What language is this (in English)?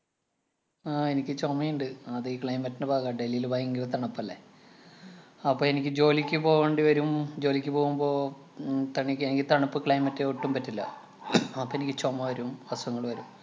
Malayalam